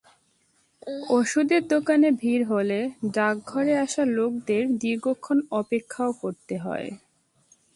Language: Bangla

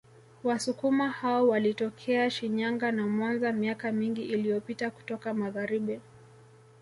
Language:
Swahili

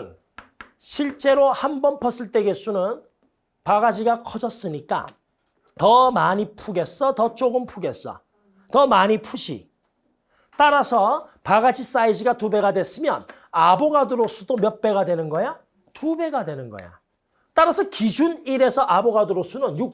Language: Korean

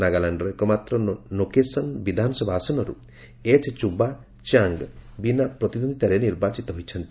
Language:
Odia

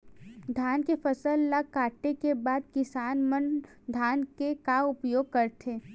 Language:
Chhattisgarhi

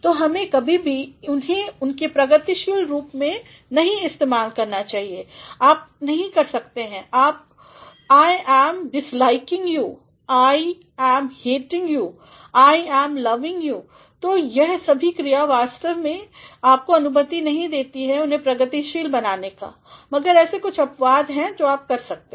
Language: Hindi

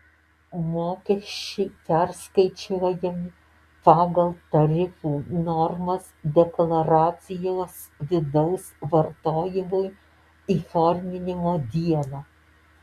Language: Lithuanian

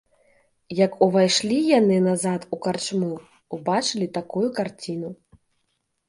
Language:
Belarusian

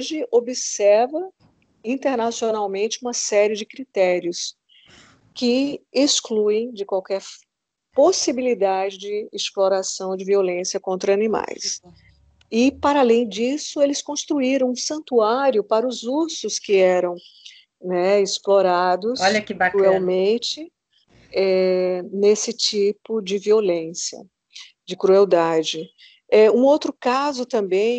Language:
Portuguese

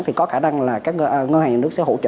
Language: Vietnamese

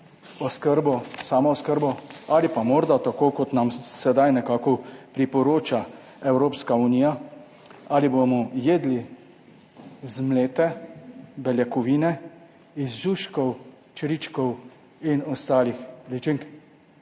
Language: Slovenian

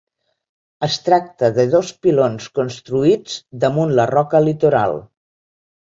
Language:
Catalan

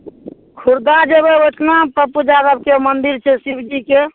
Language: Maithili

